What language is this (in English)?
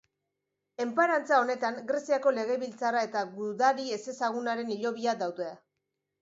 Basque